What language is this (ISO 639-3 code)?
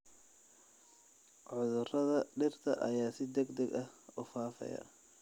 som